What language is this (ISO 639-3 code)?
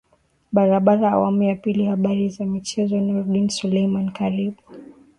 swa